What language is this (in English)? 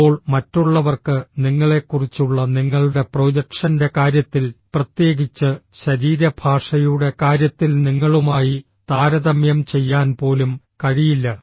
Malayalam